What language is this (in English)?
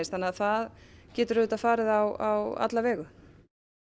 Icelandic